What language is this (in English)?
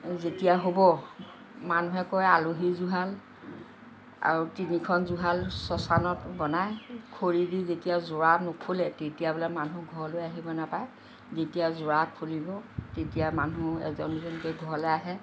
Assamese